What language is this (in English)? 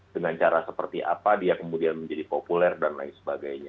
Indonesian